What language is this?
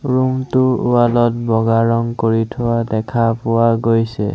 Assamese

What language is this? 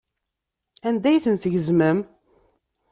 Kabyle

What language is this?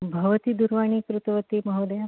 Sanskrit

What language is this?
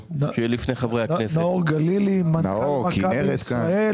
Hebrew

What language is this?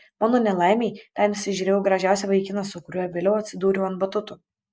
Lithuanian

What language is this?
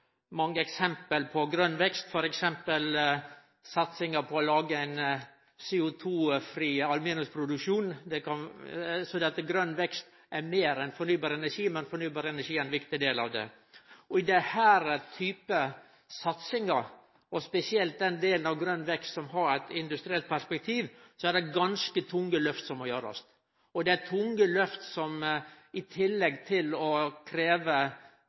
Norwegian Nynorsk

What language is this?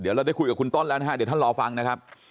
Thai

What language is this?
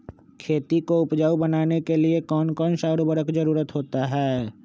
Magahi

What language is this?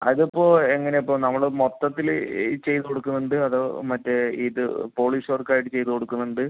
Malayalam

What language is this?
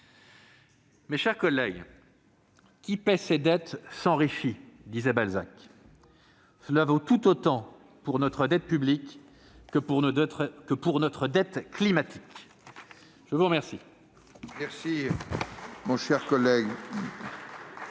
French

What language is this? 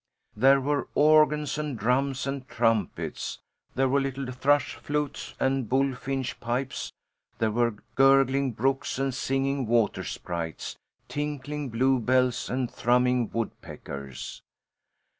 English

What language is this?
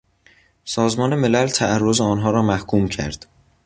Persian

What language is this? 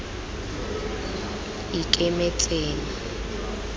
Tswana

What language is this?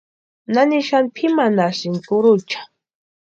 Western Highland Purepecha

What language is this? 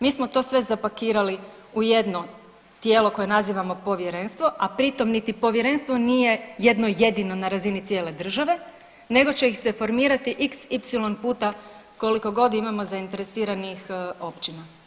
Croatian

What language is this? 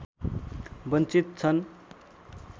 Nepali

